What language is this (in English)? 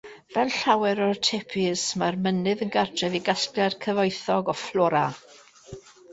Welsh